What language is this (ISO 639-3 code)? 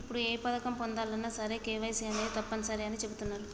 tel